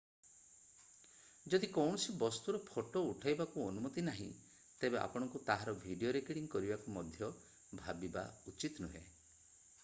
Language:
Odia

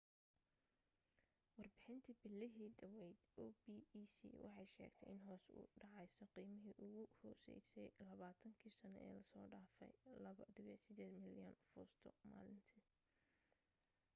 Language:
Somali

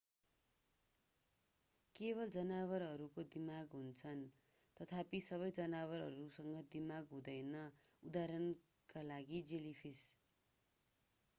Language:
Nepali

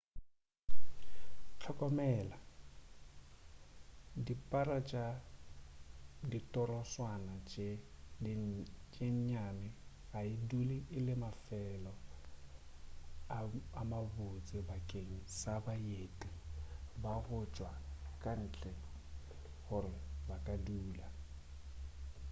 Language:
Northern Sotho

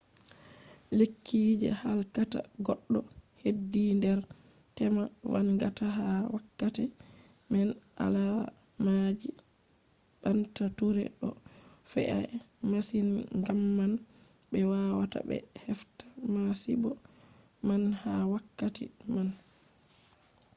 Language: Fula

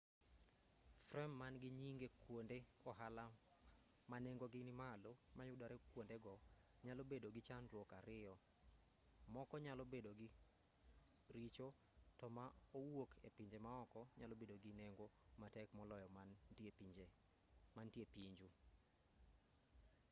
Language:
Luo (Kenya and Tanzania)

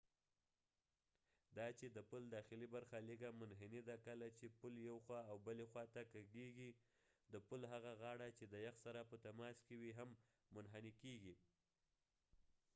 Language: Pashto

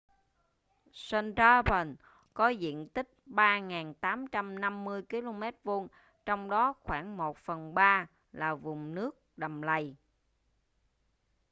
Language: Vietnamese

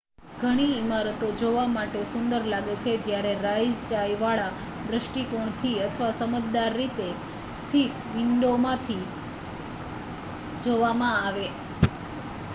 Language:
Gujarati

